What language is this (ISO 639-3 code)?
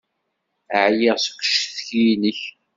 kab